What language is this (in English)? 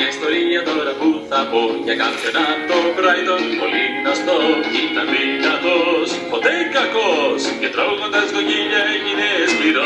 Greek